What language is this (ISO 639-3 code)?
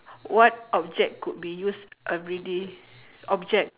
eng